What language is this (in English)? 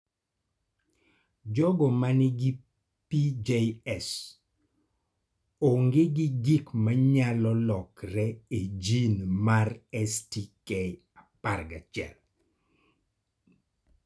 Luo (Kenya and Tanzania)